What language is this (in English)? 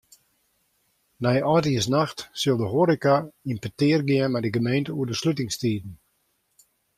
Western Frisian